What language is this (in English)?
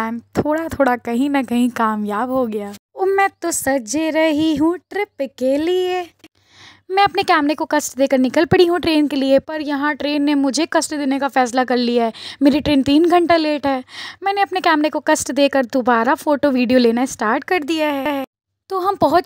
Hindi